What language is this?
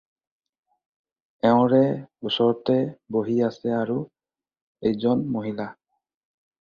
Assamese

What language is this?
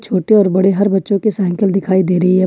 Hindi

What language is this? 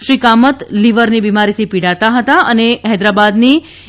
Gujarati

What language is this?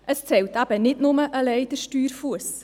Swiss German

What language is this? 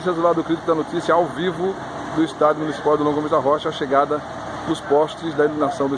Portuguese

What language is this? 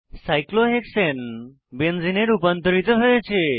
Bangla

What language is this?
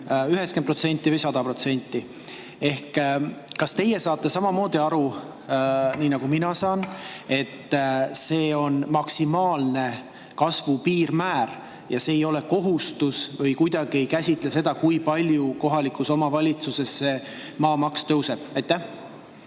Estonian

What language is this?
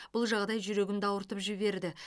Kazakh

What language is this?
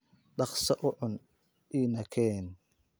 Somali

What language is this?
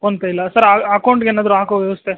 Kannada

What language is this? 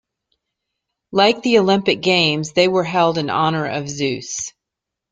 English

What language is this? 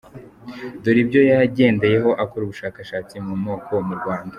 Kinyarwanda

